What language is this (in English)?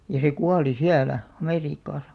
Finnish